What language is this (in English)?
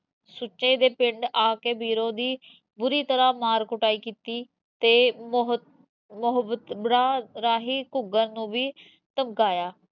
Punjabi